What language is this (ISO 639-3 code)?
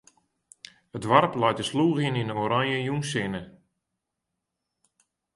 fry